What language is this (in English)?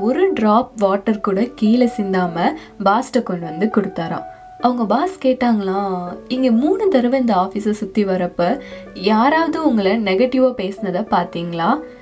Tamil